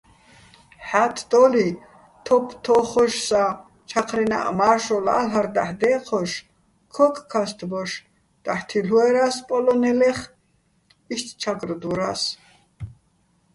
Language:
Bats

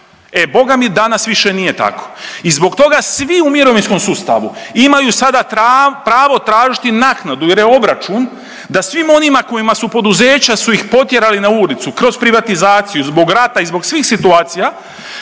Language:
Croatian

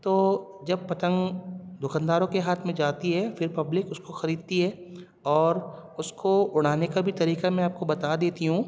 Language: Urdu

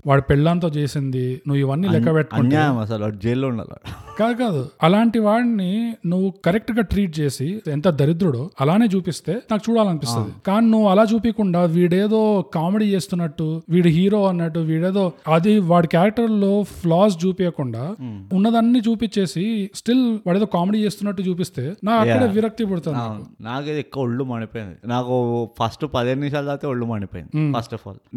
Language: Telugu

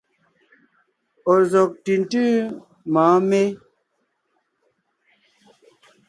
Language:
Ngiemboon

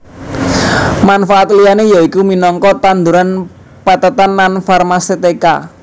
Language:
Javanese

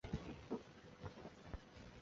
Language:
Chinese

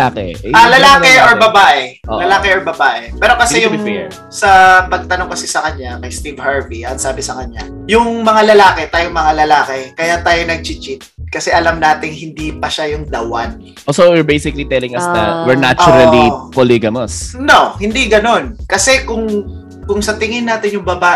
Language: Filipino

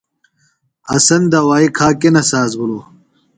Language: Phalura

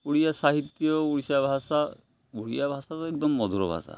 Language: Odia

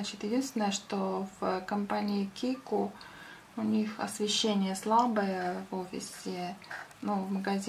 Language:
Russian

